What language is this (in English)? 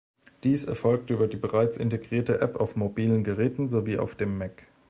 German